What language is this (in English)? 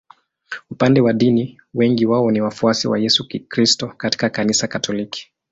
Swahili